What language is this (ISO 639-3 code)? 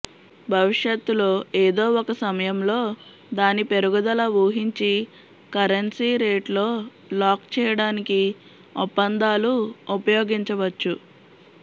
tel